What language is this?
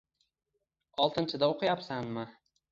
Uzbek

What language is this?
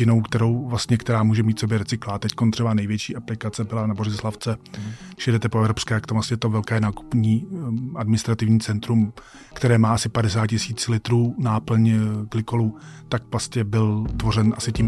Czech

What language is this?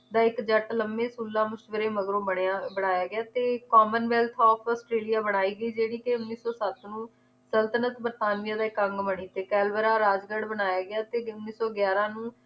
Punjabi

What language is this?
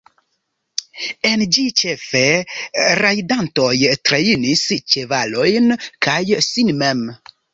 Esperanto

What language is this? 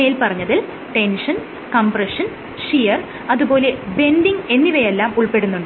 Malayalam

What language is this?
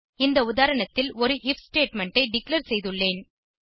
Tamil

